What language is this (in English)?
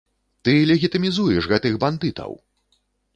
Belarusian